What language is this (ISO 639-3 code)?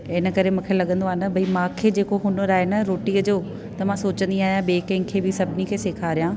snd